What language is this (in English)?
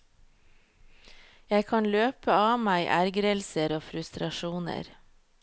Norwegian